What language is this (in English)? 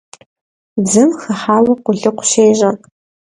Kabardian